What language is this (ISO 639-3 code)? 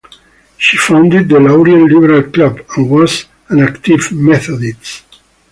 eng